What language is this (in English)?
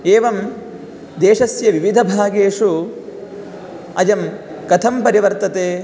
Sanskrit